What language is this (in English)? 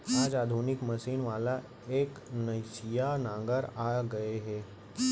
Chhattisgarhi